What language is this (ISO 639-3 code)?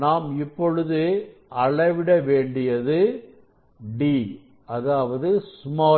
tam